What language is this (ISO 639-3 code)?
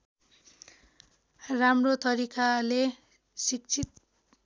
nep